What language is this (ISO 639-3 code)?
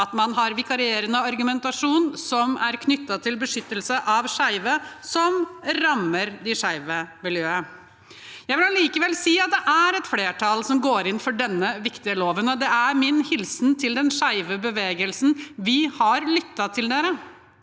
nor